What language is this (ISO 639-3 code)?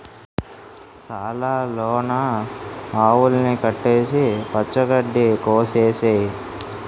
tel